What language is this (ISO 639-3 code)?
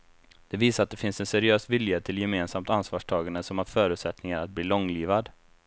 swe